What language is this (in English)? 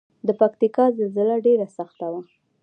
Pashto